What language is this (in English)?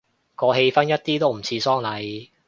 Cantonese